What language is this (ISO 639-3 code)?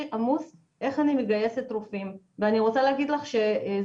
heb